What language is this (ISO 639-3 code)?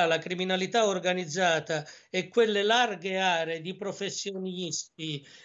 ita